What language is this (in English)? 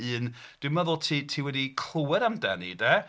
Welsh